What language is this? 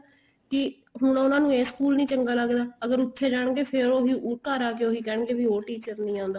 Punjabi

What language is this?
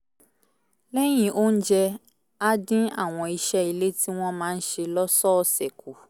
Yoruba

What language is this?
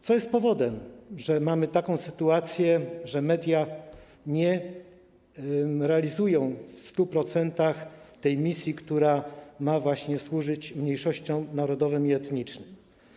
Polish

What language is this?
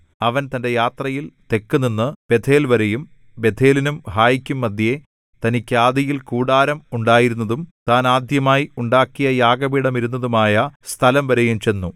Malayalam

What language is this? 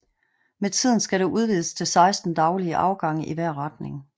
Danish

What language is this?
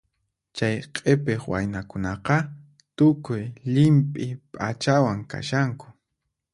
Puno Quechua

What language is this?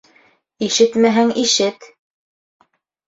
Bashkir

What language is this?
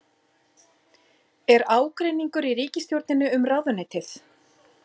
Icelandic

